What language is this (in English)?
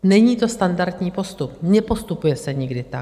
Czech